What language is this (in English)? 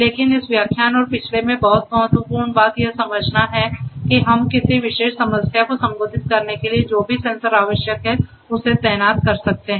Hindi